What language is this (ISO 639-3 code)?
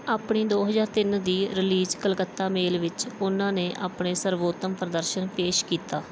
pan